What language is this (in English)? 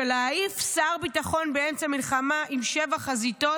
Hebrew